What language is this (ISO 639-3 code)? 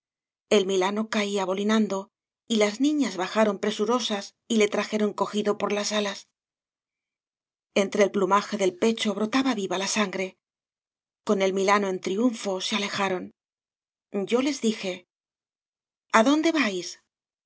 spa